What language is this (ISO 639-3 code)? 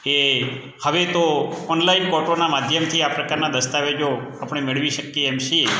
guj